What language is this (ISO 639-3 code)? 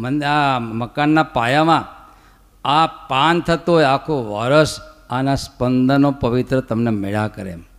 guj